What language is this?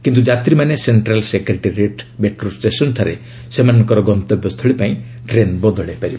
Odia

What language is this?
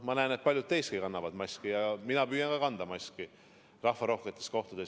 Estonian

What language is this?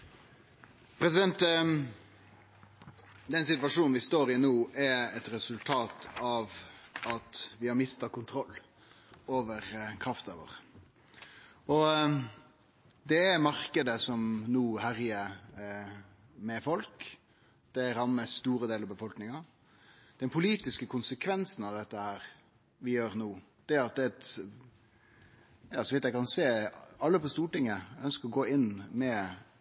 Norwegian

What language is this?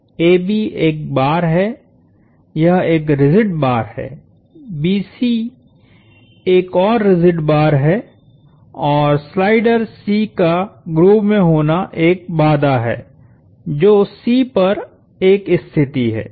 Hindi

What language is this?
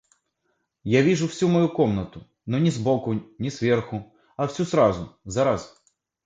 Russian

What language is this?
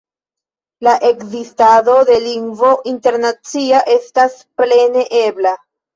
Esperanto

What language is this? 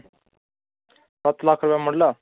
Dogri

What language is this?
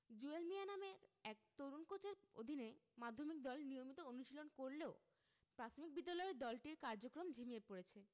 Bangla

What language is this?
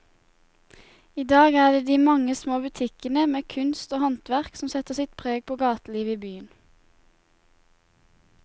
Norwegian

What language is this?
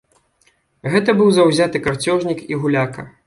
Belarusian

